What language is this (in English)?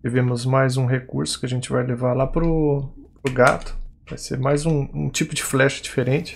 Portuguese